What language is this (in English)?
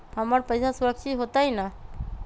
Magahi